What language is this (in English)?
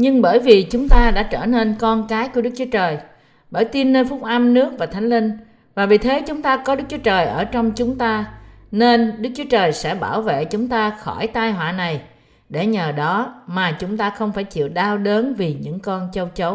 Vietnamese